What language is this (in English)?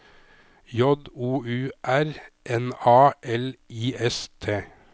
Norwegian